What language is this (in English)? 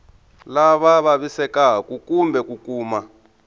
Tsonga